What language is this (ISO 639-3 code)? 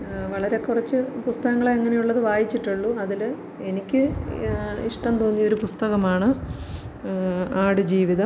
mal